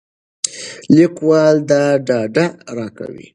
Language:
Pashto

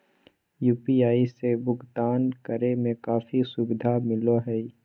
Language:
Magahi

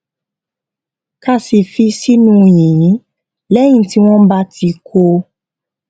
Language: Yoruba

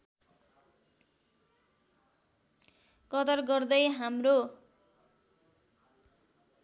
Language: Nepali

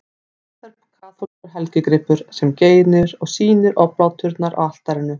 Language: Icelandic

